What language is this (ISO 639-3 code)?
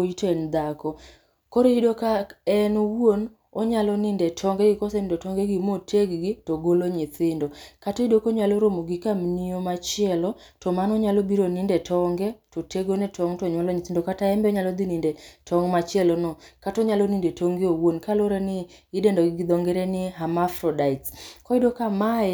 luo